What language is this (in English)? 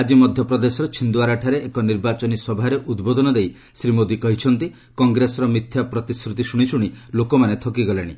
Odia